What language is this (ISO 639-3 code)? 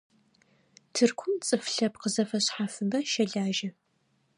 ady